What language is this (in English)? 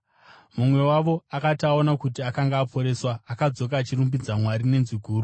Shona